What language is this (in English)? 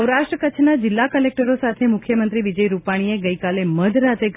Gujarati